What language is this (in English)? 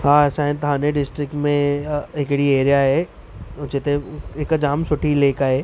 Sindhi